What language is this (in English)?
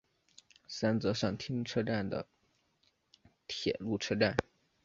Chinese